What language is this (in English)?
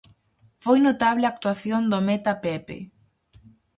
Galician